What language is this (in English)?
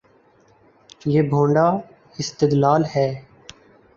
Urdu